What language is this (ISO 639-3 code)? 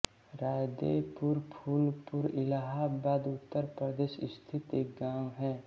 hin